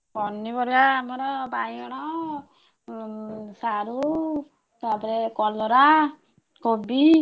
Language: Odia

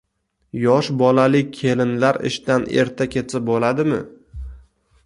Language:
Uzbek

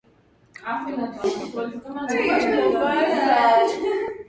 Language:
Swahili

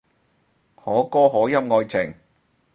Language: Cantonese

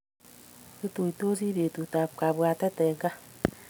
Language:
Kalenjin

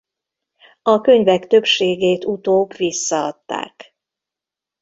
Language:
Hungarian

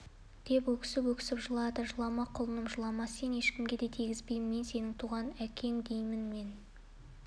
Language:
Kazakh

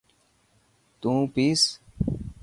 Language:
Dhatki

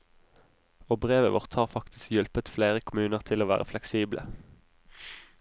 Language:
Norwegian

